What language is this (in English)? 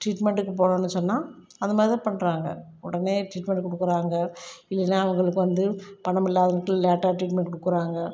Tamil